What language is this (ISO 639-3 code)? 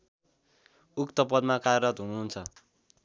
nep